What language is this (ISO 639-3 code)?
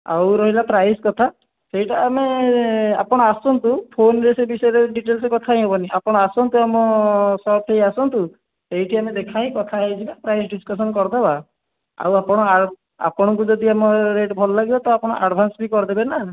ori